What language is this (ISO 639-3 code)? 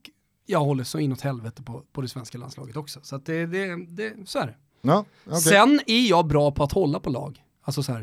swe